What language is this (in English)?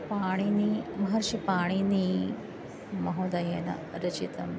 Sanskrit